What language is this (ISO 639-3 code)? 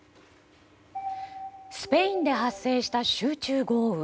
jpn